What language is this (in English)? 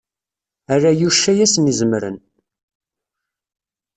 Kabyle